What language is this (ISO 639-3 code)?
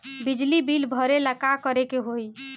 bho